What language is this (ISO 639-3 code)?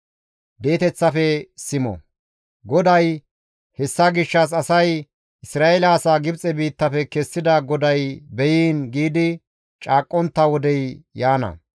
gmv